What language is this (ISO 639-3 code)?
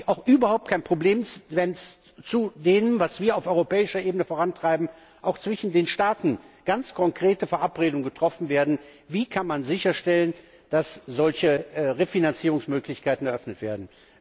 deu